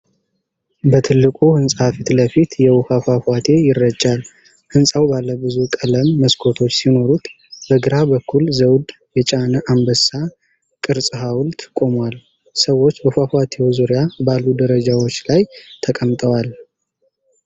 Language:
Amharic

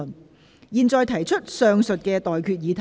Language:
Cantonese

